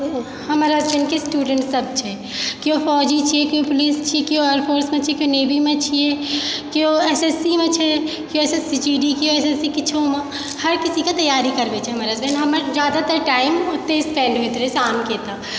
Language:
Maithili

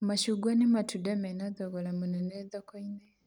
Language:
Kikuyu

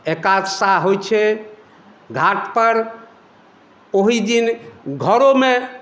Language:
Maithili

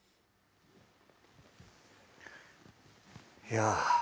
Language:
Japanese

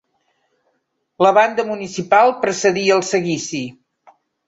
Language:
Catalan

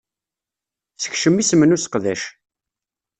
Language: Kabyle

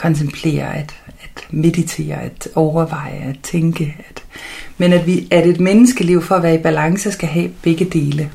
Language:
Danish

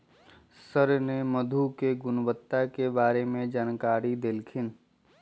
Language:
Magahi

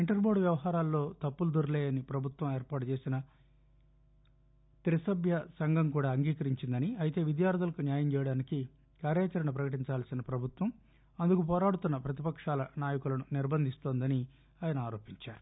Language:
Telugu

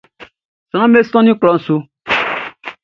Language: Baoulé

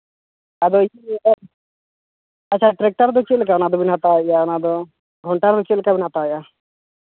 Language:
Santali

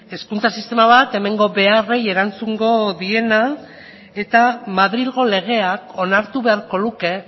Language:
Basque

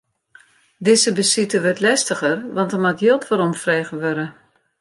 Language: Western Frisian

